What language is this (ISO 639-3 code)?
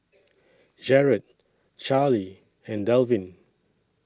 eng